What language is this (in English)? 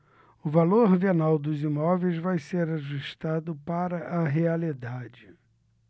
Portuguese